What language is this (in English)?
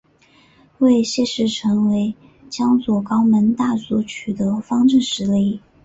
Chinese